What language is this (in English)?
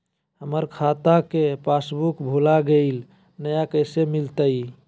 Magahi